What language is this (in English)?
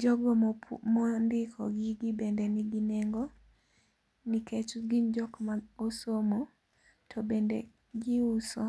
Luo (Kenya and Tanzania)